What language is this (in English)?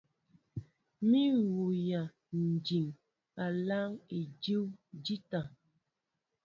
Mbo (Cameroon)